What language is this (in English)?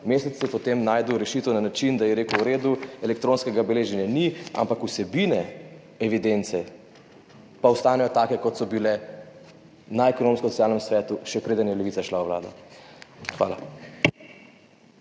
Slovenian